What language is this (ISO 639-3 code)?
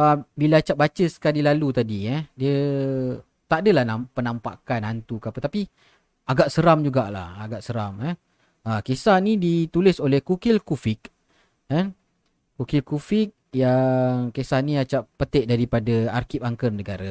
msa